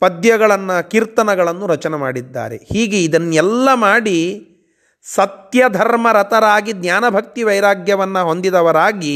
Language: Kannada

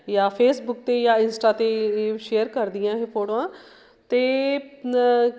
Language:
Punjabi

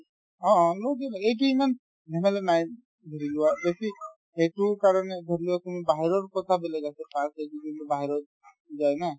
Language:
Assamese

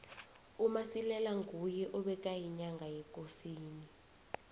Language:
South Ndebele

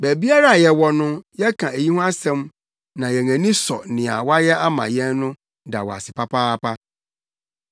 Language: Akan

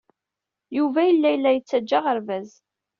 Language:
Kabyle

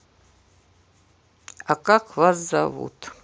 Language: Russian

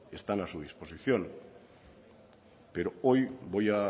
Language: Spanish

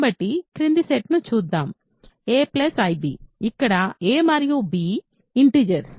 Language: Telugu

